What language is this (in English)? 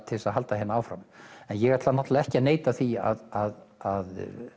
Icelandic